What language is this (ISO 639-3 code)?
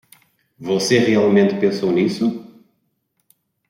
por